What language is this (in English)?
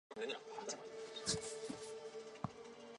Chinese